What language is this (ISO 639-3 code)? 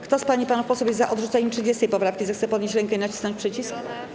pol